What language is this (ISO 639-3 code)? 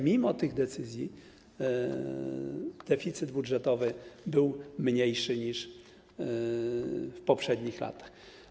pol